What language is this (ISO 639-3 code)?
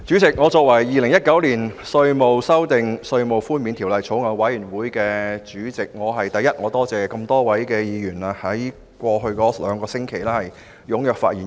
yue